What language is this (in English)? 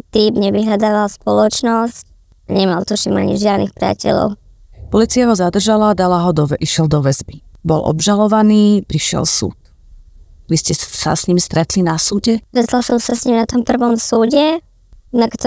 Slovak